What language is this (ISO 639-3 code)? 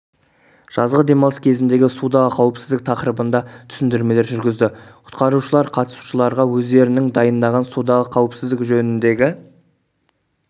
kaz